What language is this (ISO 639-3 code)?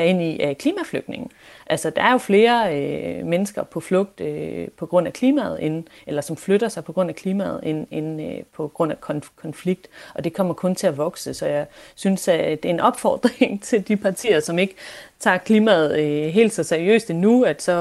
dan